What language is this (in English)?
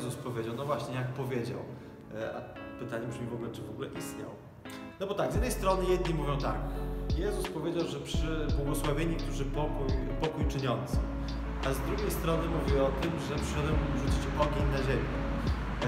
Polish